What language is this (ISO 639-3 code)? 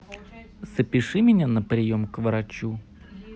rus